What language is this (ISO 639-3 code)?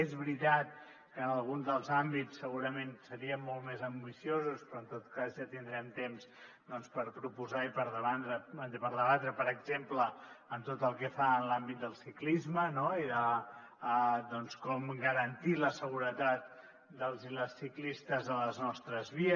cat